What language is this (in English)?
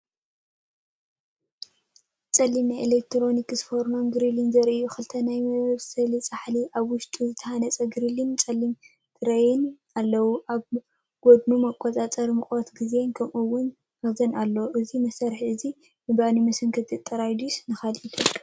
Tigrinya